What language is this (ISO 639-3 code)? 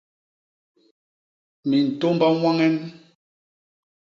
bas